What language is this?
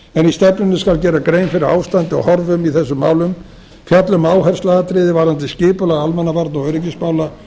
Icelandic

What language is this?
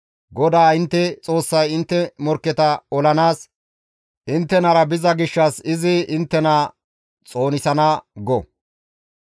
Gamo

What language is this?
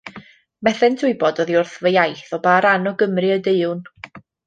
Welsh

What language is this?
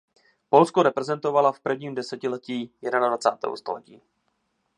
Czech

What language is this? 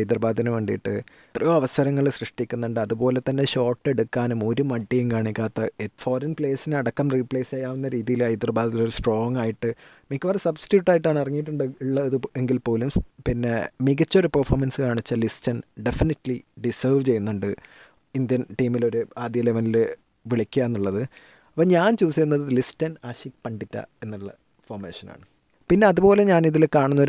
Malayalam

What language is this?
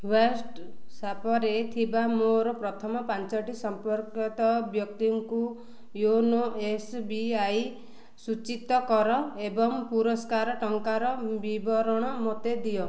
Odia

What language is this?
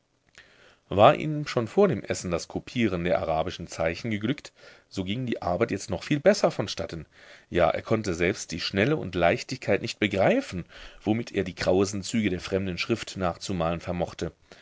German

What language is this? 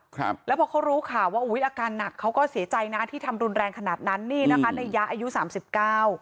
Thai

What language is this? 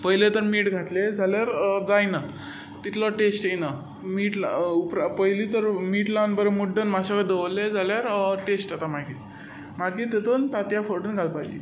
Konkani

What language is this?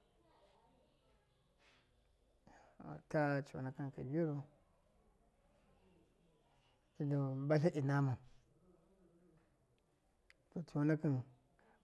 Miya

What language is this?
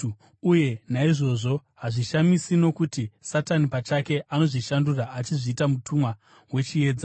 Shona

